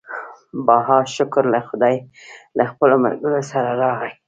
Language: Pashto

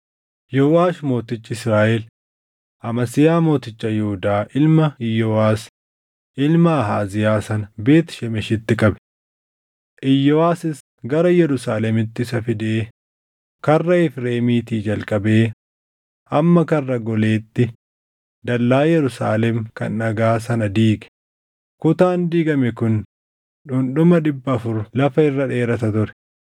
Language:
Oromo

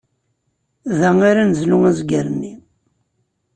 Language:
Kabyle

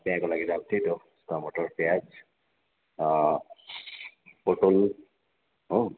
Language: Nepali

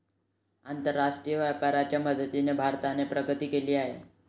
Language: Marathi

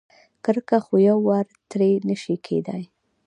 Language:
Pashto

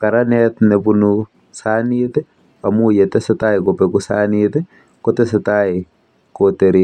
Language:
Kalenjin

